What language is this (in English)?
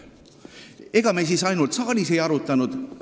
Estonian